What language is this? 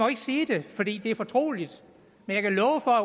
Danish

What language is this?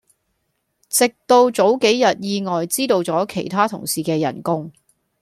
Cantonese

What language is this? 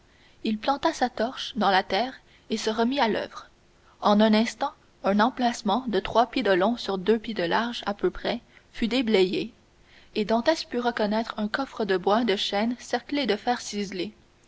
French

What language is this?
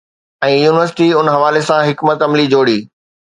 Sindhi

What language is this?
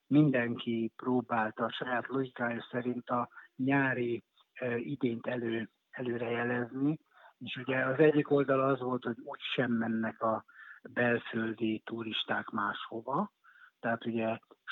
Hungarian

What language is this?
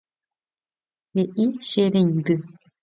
Guarani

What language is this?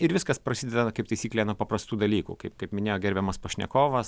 Lithuanian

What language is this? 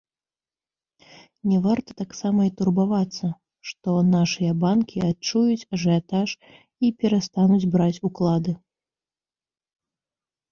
Belarusian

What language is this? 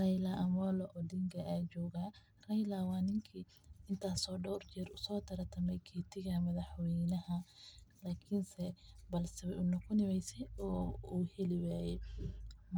Somali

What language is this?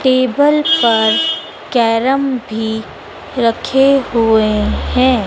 Hindi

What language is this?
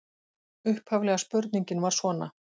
Icelandic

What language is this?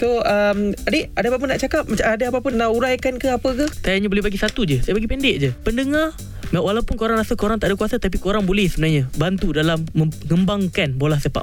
Malay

